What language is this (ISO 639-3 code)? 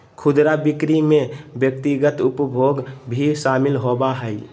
mag